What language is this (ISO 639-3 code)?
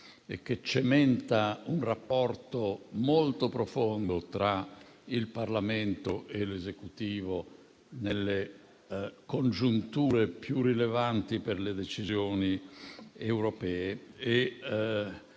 ita